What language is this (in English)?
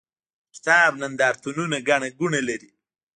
Pashto